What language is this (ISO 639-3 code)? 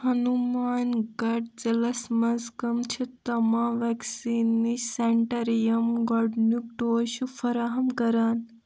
kas